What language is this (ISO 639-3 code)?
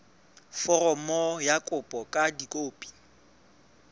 sot